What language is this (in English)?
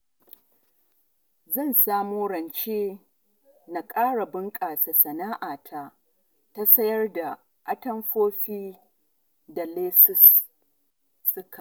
Hausa